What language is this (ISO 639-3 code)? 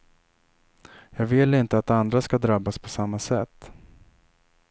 swe